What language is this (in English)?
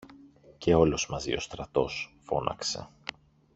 Greek